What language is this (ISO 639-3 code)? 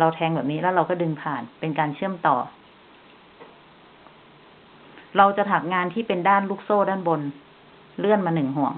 tha